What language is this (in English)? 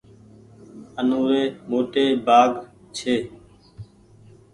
Goaria